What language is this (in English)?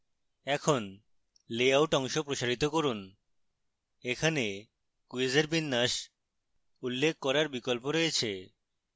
Bangla